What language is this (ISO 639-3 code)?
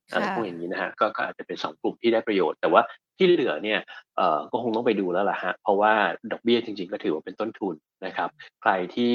tha